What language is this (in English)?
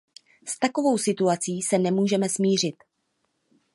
Czech